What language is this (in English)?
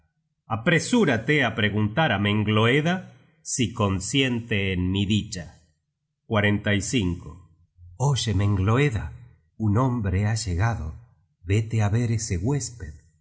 Spanish